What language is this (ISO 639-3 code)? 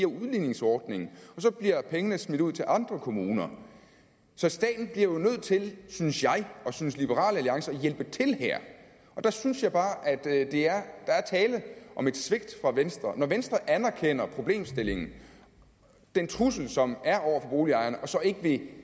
dan